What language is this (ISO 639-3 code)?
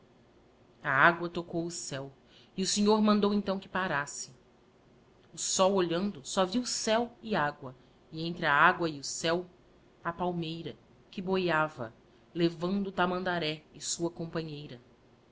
por